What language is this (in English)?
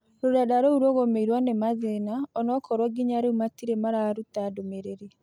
Kikuyu